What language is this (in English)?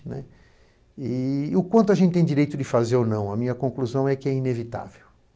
Portuguese